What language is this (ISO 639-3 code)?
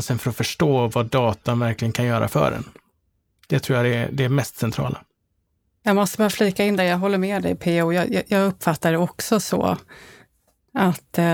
swe